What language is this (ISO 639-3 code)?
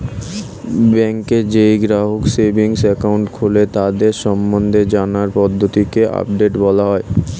ben